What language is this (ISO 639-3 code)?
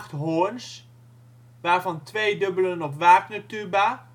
nld